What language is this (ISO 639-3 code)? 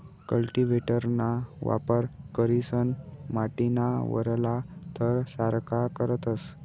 mar